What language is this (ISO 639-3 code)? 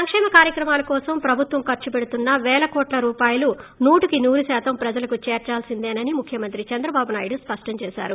tel